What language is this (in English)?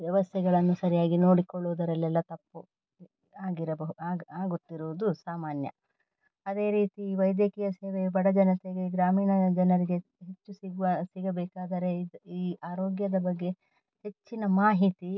Kannada